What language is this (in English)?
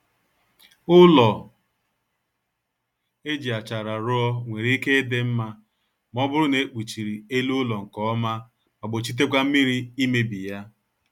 Igbo